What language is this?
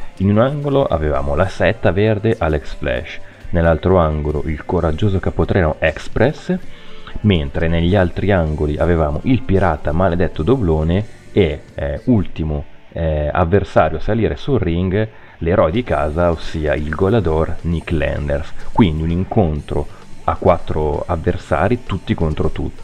Italian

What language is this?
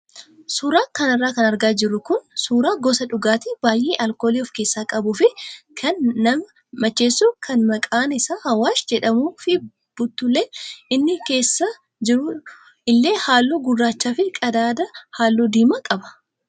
Oromo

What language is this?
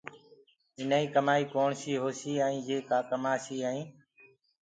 Gurgula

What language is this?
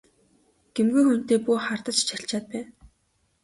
Mongolian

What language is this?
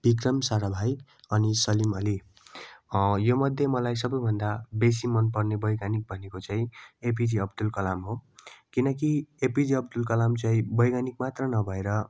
Nepali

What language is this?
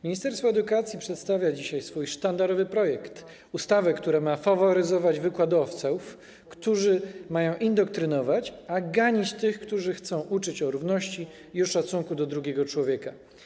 Polish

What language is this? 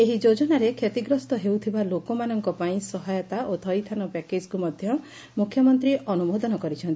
Odia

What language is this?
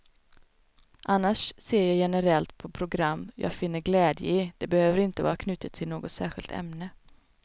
Swedish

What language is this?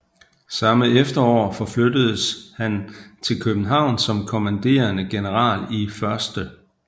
Danish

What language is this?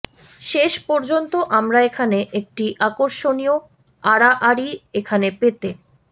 Bangla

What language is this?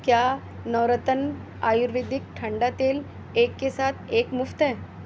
Urdu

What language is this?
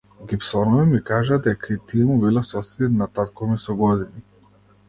Macedonian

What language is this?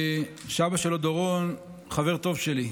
Hebrew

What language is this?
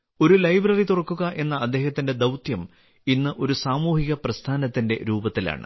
Malayalam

